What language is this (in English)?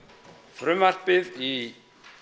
Icelandic